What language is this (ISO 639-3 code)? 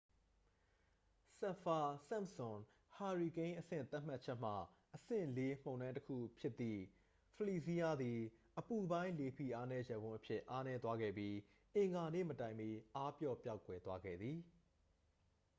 mya